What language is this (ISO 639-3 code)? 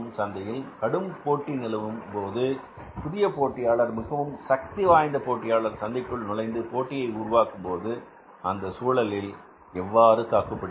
tam